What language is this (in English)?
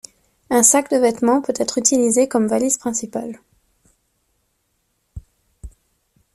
French